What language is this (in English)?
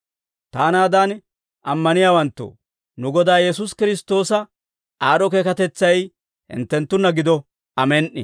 Dawro